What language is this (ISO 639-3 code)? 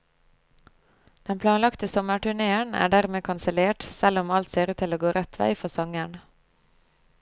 nor